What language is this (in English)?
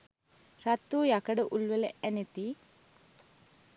Sinhala